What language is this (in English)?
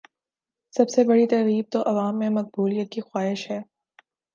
Urdu